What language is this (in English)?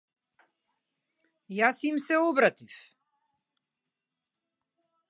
Macedonian